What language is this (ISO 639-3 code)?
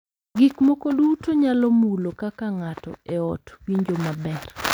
luo